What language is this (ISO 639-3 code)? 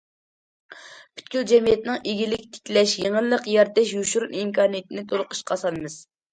uig